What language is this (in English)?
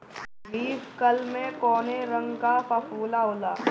Bhojpuri